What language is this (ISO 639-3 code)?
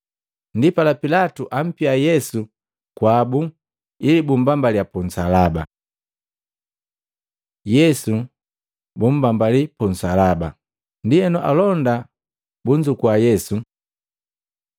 mgv